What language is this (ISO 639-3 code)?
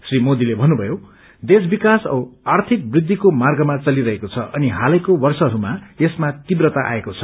nep